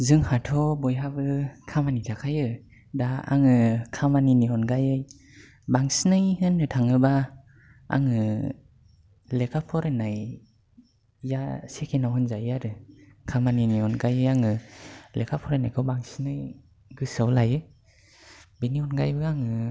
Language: Bodo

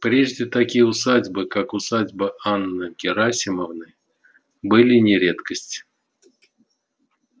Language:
Russian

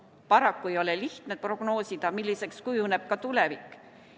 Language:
Estonian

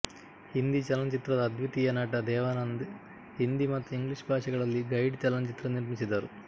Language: Kannada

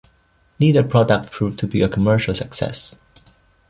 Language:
English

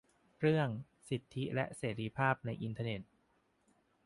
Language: Thai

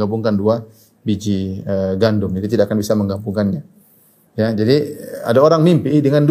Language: Indonesian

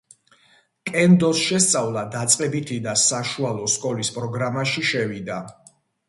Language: Georgian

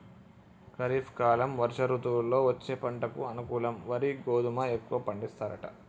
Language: Telugu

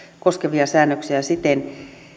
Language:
Finnish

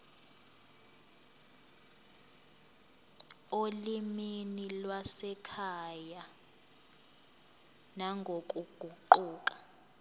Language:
Zulu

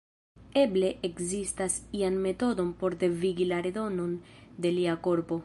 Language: Esperanto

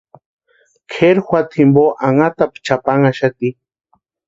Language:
Western Highland Purepecha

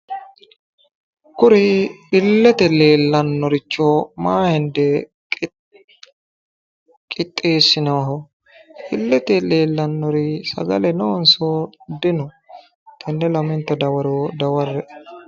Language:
Sidamo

